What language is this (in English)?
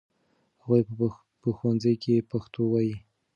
Pashto